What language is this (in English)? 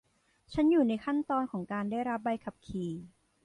Thai